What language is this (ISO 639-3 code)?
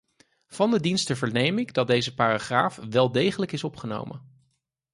nld